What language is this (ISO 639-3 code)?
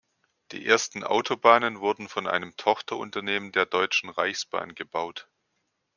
deu